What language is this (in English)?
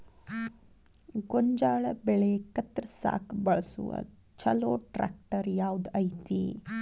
Kannada